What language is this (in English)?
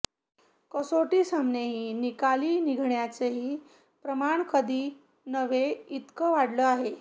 Marathi